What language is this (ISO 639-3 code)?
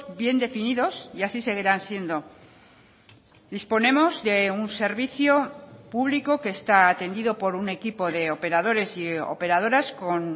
spa